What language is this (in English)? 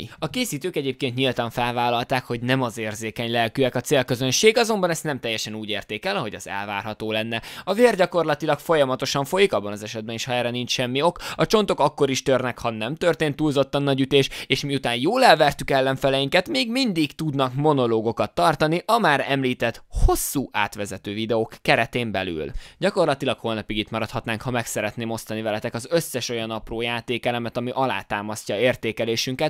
Hungarian